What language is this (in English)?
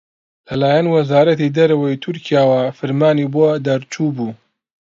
Central Kurdish